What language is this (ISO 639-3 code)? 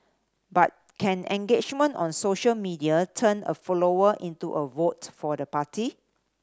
eng